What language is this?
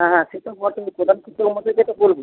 Bangla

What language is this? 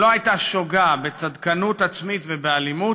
Hebrew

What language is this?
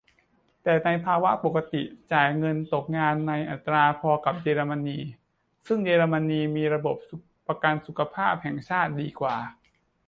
Thai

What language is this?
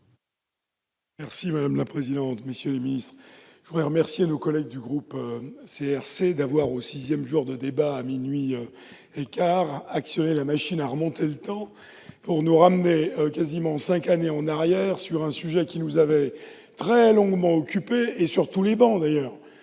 French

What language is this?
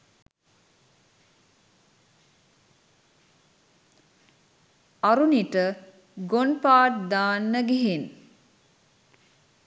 Sinhala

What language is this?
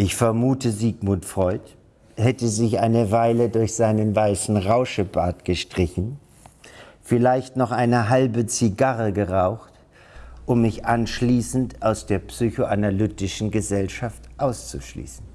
German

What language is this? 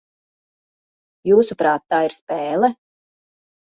Latvian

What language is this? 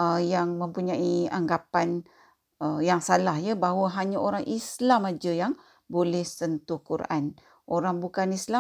Malay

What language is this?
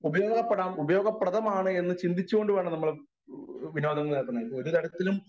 Malayalam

